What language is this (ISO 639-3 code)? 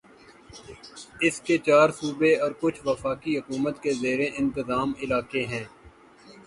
urd